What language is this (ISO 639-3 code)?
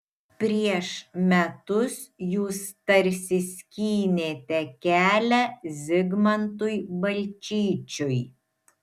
lit